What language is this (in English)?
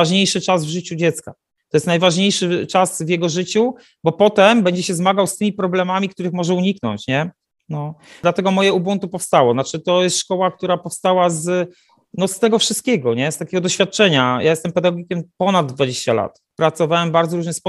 Polish